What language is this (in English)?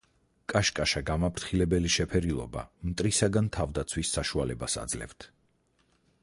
Georgian